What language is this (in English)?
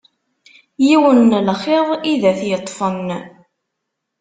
Kabyle